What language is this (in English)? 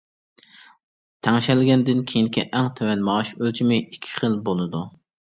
Uyghur